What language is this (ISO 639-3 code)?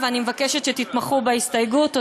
heb